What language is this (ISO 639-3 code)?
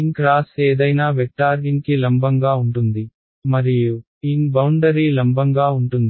tel